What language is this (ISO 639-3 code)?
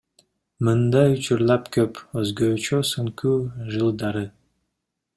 kir